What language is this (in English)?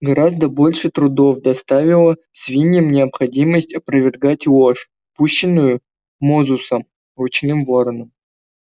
Russian